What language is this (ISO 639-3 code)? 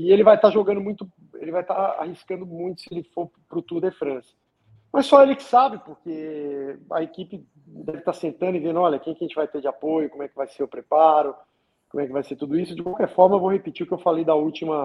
por